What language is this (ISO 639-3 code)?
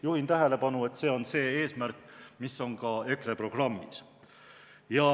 est